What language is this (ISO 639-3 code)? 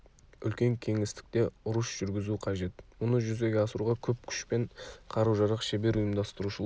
kaz